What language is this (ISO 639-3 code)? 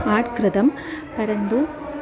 san